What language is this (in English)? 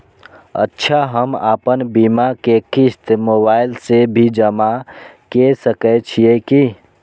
Maithili